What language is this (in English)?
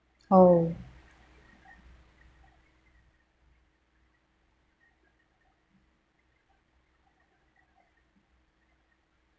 English